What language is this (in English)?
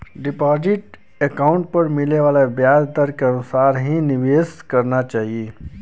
Bhojpuri